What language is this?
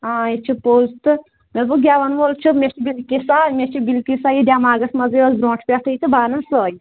Kashmiri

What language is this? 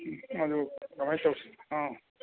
Manipuri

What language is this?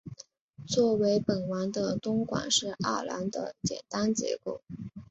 Chinese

